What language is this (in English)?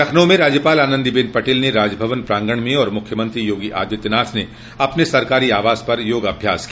Hindi